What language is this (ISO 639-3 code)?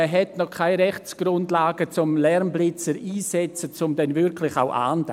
gsw